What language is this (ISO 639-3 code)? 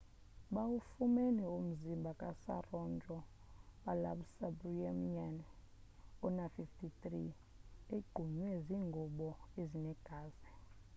xho